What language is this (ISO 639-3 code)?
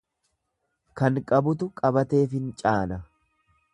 orm